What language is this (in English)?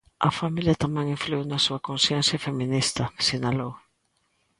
Galician